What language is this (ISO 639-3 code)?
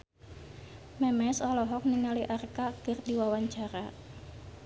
sun